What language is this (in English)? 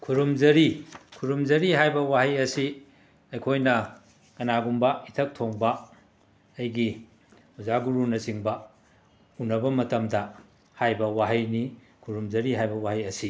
Manipuri